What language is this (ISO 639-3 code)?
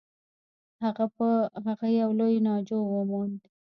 pus